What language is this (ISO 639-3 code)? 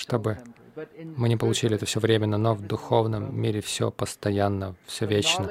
rus